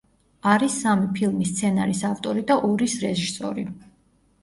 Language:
Georgian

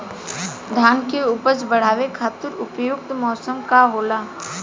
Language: Bhojpuri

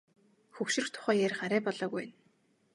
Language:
Mongolian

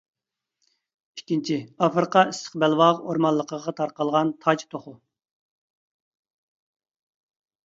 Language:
Uyghur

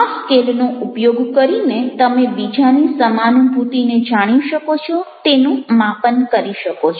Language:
Gujarati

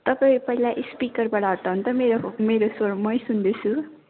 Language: Nepali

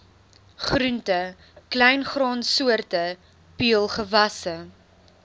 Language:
Afrikaans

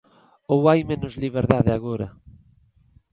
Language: Galician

